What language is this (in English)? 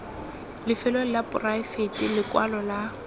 Tswana